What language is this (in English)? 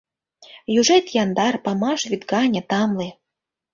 Mari